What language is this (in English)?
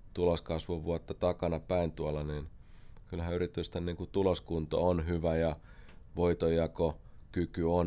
Finnish